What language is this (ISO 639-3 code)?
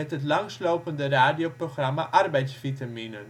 nld